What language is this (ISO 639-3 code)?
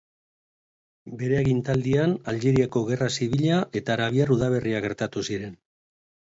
eus